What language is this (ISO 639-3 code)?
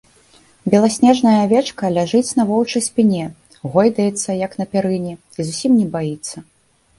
bel